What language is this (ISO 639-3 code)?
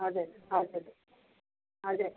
nep